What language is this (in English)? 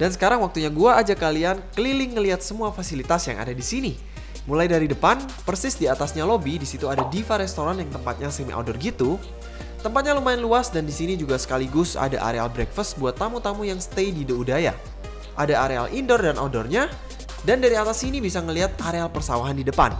Indonesian